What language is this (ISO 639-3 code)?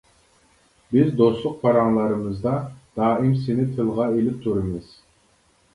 uig